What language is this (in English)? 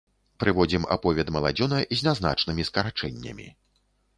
Belarusian